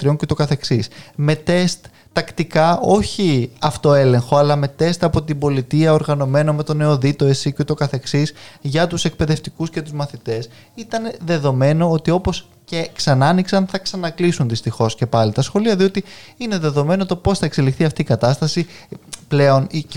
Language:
Greek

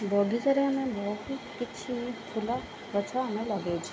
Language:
Odia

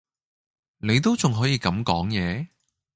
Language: Cantonese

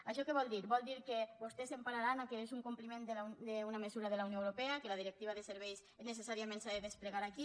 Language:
Catalan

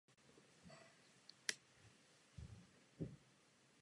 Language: Czech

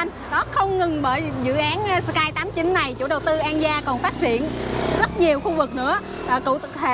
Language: Vietnamese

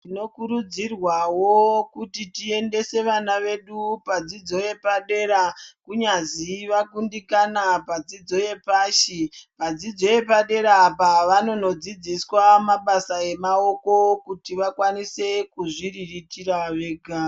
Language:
Ndau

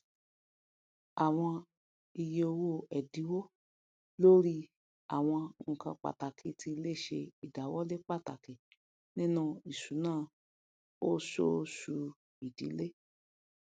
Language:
Yoruba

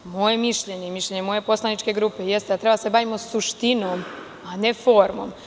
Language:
Serbian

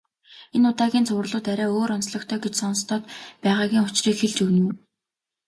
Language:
Mongolian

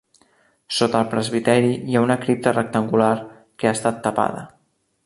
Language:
Catalan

